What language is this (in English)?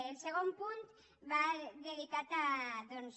Catalan